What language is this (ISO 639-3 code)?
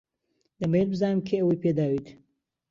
ckb